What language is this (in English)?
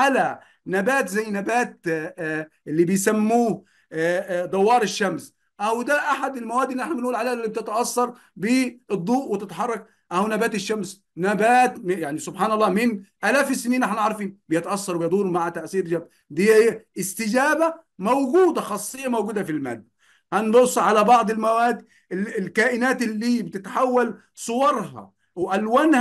Arabic